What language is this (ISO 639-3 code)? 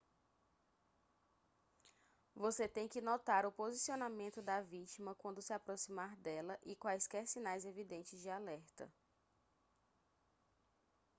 por